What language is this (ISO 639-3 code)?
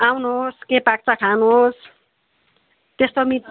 nep